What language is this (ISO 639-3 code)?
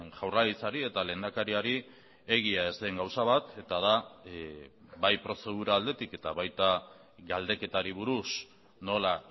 eus